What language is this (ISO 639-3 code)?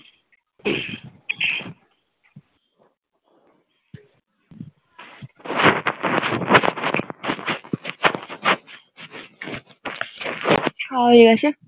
ben